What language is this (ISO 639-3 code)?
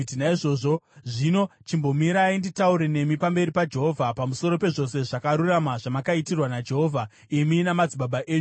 sna